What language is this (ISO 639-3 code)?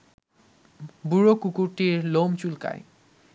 ben